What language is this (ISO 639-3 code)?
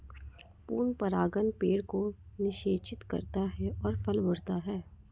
hin